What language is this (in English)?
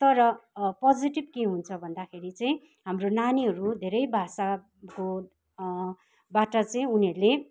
Nepali